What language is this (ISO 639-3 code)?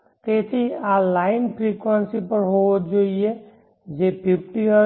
guj